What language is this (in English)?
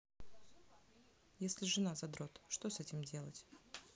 Russian